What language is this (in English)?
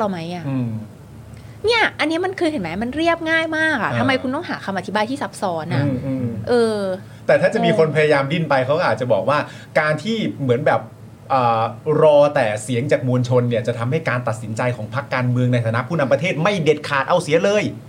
Thai